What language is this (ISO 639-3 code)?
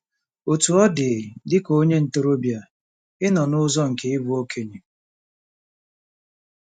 ibo